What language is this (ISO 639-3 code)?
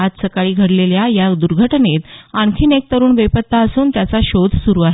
mar